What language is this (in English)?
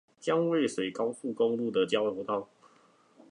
Chinese